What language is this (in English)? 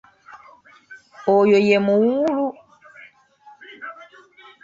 Ganda